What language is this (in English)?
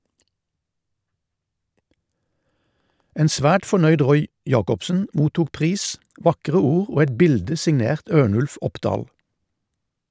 Norwegian